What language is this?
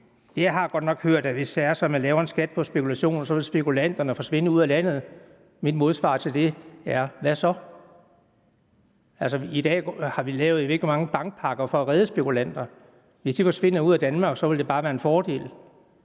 Danish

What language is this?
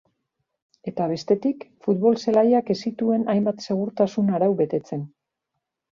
Basque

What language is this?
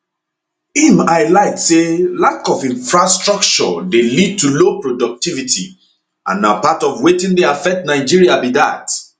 Nigerian Pidgin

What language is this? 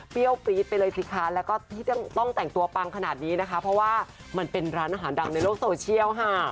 Thai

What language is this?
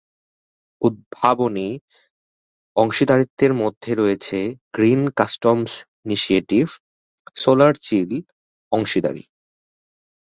Bangla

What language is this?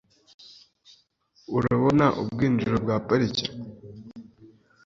Kinyarwanda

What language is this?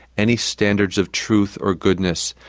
English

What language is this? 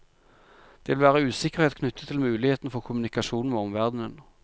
Norwegian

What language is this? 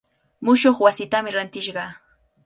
Cajatambo North Lima Quechua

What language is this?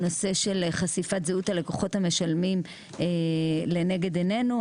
Hebrew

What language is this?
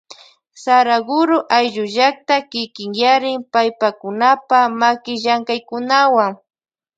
Loja Highland Quichua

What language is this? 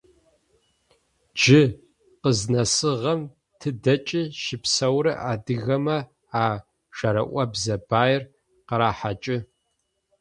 Adyghe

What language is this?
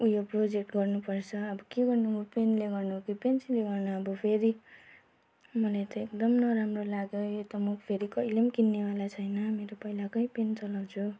Nepali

